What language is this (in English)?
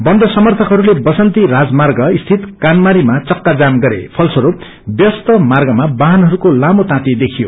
Nepali